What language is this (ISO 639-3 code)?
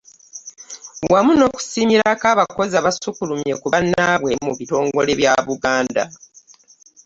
lug